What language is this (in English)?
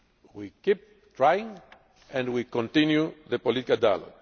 English